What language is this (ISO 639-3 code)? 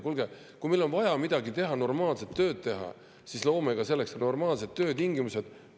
est